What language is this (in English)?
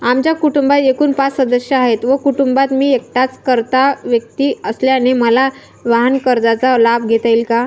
Marathi